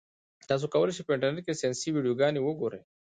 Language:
Pashto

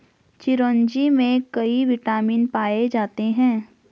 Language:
Hindi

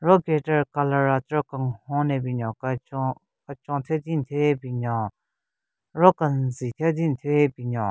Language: Southern Rengma Naga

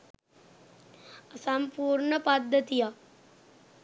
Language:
Sinhala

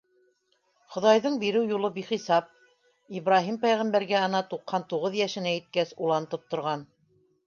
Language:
Bashkir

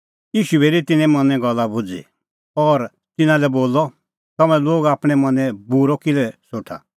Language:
Kullu Pahari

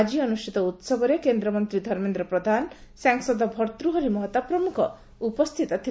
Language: Odia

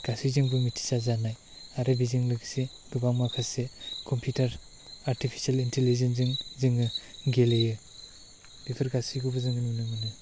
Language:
Bodo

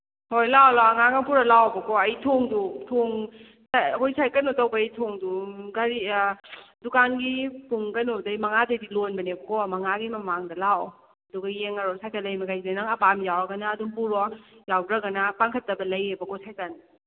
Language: Manipuri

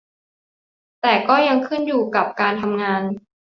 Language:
Thai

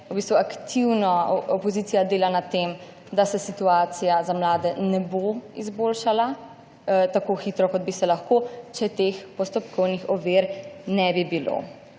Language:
Slovenian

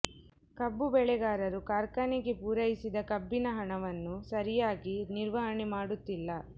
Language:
Kannada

